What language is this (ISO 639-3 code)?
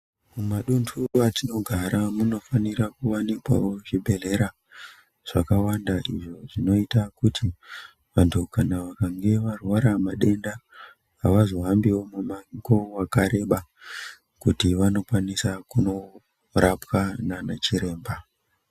ndc